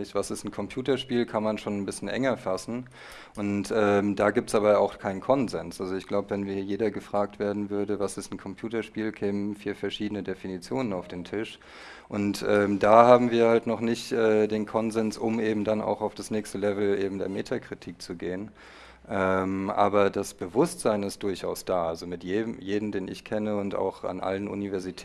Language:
German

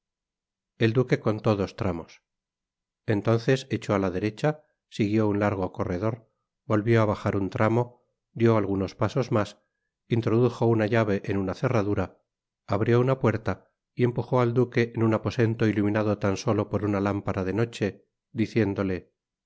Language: Spanish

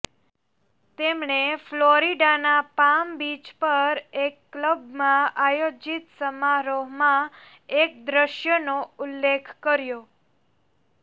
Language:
Gujarati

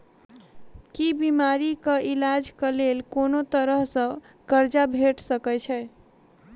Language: Maithili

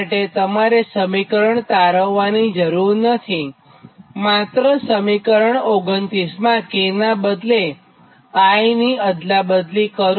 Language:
Gujarati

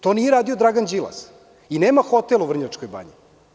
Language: Serbian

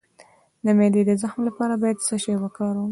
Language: Pashto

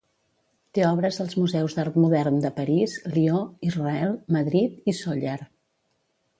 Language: Catalan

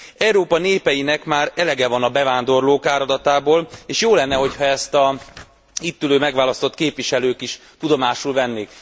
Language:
Hungarian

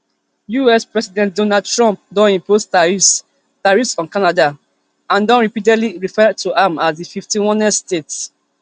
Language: Nigerian Pidgin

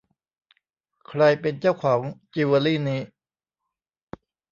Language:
Thai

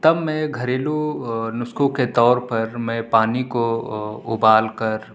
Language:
Urdu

